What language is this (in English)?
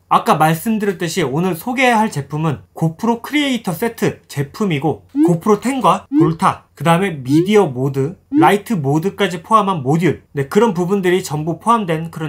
Korean